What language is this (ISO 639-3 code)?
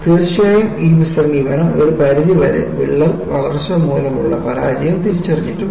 mal